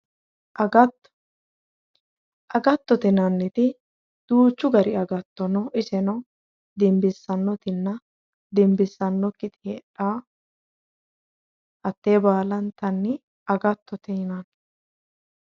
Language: Sidamo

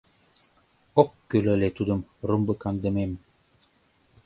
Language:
Mari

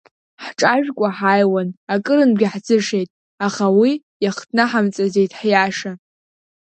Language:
Abkhazian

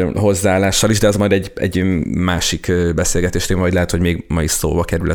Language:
Hungarian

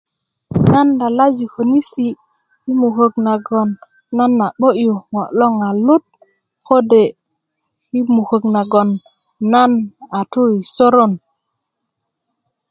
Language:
Kuku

